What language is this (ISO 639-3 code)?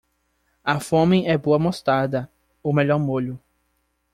por